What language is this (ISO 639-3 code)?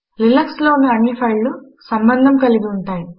tel